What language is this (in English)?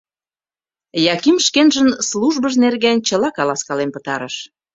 Mari